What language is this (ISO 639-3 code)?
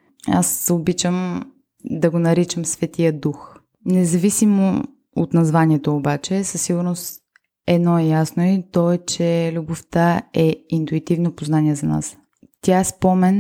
bul